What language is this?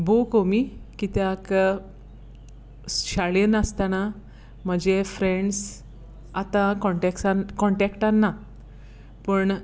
Konkani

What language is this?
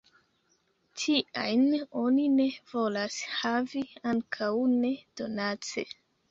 Esperanto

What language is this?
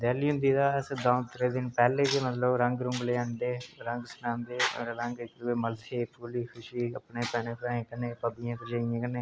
Dogri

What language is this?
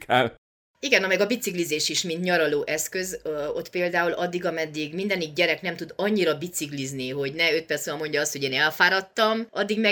Hungarian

